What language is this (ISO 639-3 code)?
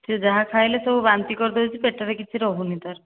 ori